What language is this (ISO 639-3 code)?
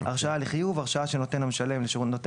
heb